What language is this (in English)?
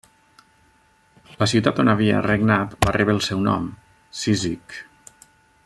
Catalan